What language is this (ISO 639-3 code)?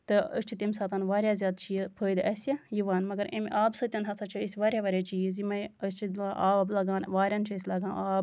kas